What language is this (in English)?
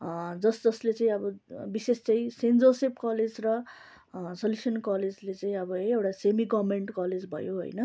Nepali